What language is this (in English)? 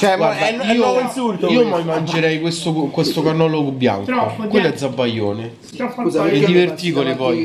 Italian